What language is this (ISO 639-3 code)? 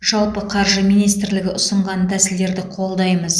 kaz